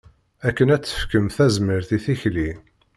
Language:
Kabyle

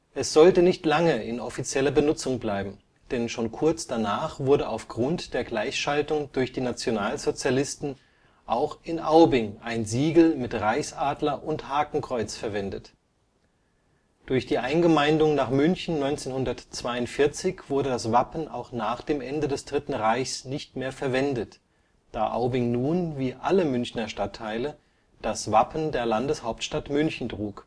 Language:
German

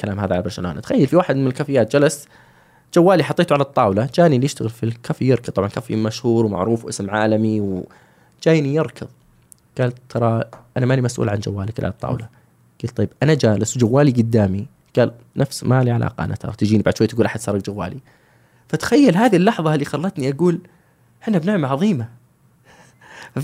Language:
Arabic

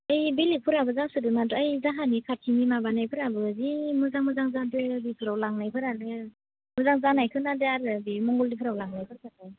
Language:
Bodo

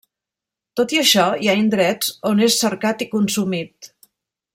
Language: Catalan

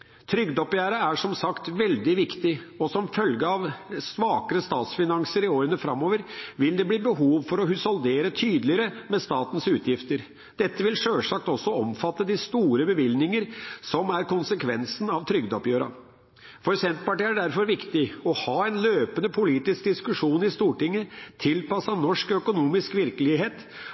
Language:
Norwegian Bokmål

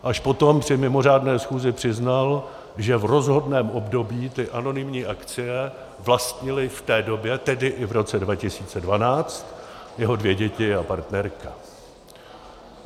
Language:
Czech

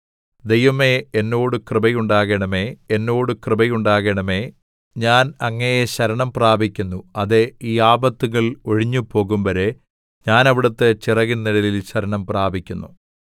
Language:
Malayalam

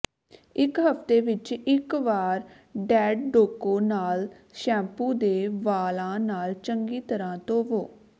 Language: Punjabi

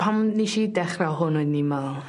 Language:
Welsh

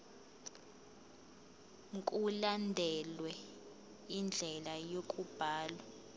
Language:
Zulu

